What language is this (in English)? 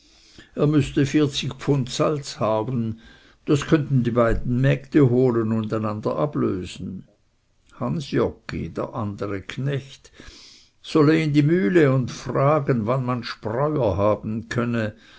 German